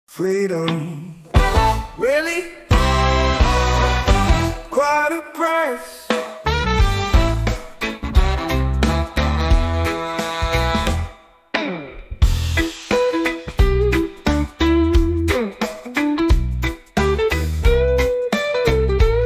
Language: English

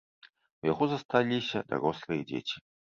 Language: Belarusian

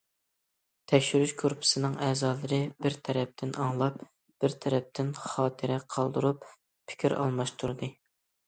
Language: Uyghur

